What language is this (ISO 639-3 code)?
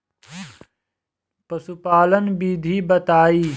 bho